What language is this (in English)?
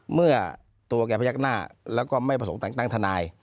Thai